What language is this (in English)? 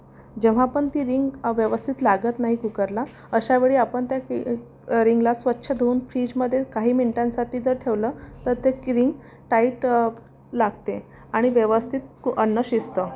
Marathi